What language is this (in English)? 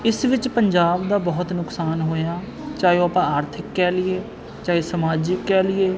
Punjabi